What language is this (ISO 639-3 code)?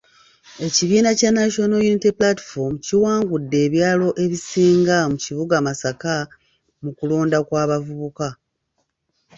lug